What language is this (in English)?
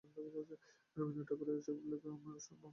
Bangla